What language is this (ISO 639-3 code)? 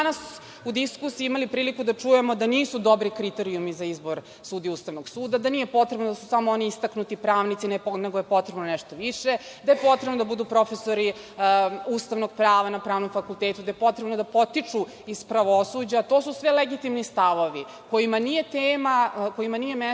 srp